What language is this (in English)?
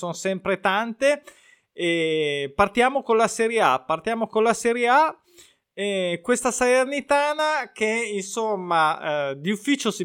Italian